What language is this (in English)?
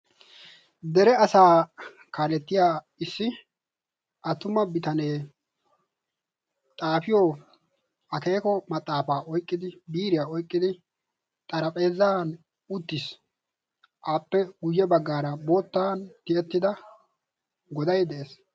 Wolaytta